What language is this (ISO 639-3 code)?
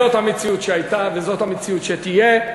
heb